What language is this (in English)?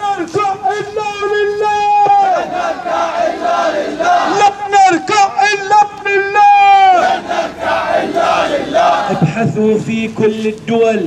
Arabic